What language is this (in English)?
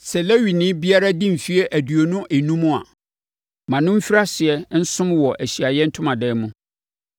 Akan